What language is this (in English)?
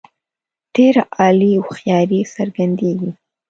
Pashto